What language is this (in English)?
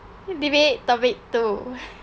English